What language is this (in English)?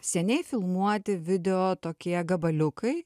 Lithuanian